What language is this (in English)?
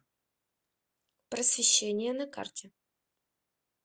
Russian